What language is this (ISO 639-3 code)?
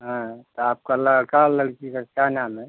hin